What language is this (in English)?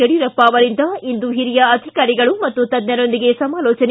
Kannada